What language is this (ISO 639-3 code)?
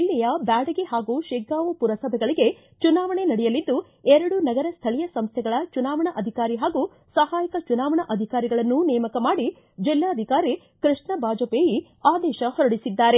kan